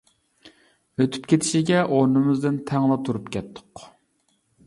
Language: Uyghur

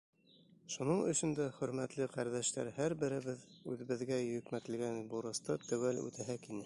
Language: Bashkir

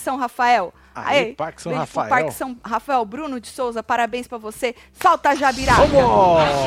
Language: Portuguese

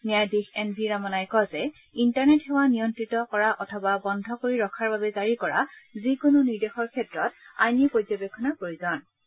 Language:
Assamese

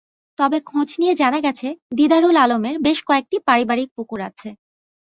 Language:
Bangla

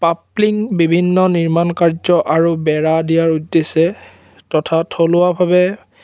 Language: Assamese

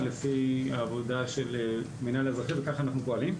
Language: Hebrew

